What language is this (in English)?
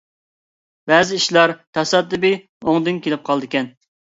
Uyghur